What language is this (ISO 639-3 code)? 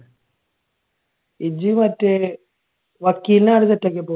mal